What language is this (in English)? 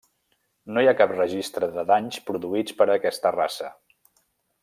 Catalan